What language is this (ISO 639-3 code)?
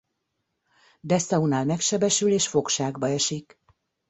hun